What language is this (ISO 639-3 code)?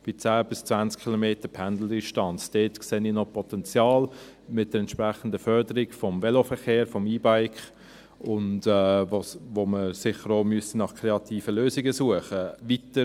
gsw